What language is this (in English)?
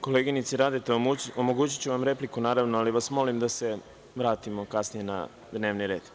Serbian